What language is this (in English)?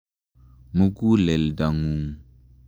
Kalenjin